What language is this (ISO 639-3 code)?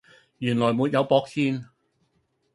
yue